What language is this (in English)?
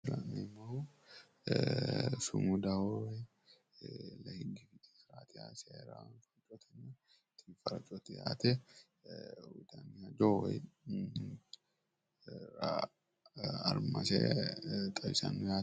Sidamo